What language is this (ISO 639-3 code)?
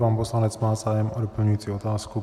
ces